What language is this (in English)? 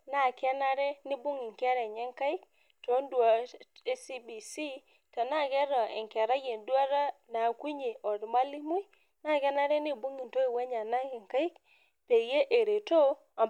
Masai